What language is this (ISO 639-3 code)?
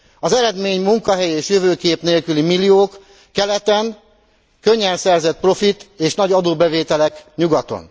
hun